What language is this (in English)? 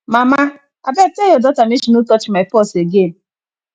Nigerian Pidgin